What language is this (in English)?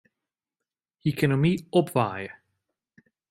Western Frisian